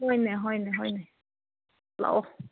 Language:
Manipuri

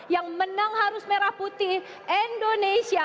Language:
Indonesian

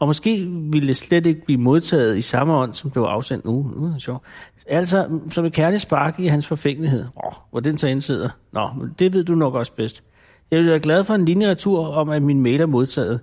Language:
Danish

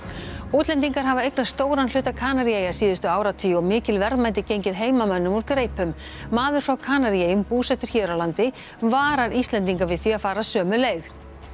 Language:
Icelandic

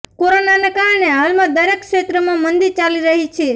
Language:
Gujarati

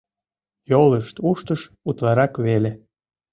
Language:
Mari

